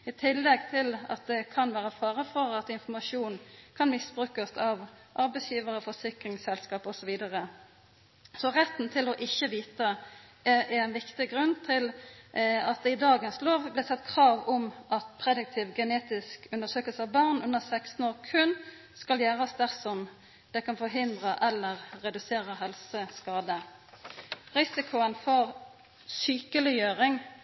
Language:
Norwegian Nynorsk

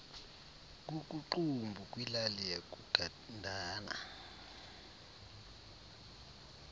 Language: Xhosa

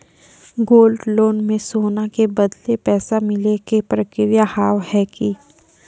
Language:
Maithili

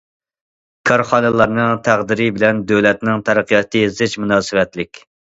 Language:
Uyghur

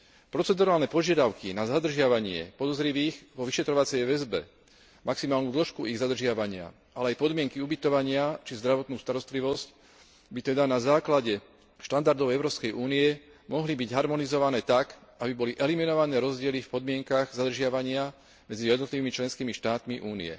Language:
Slovak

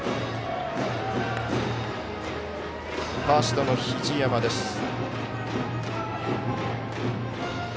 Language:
Japanese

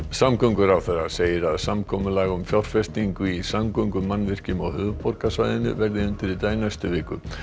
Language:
Icelandic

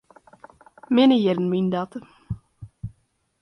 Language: Western Frisian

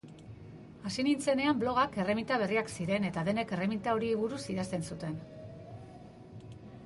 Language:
Basque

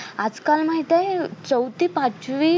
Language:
Marathi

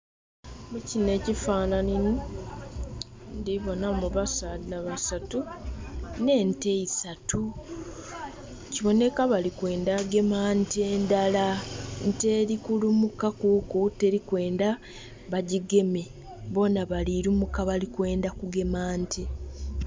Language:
Soga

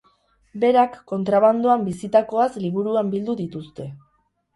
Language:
Basque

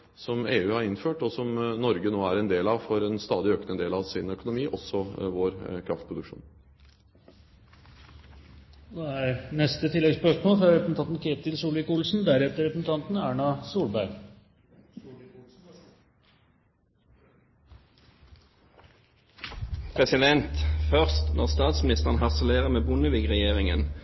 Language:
Norwegian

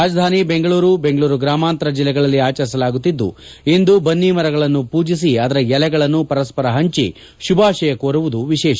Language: Kannada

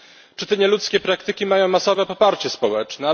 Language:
Polish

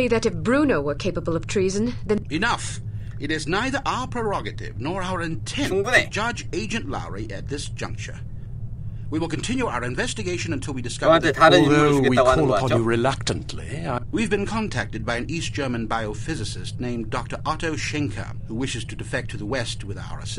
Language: Korean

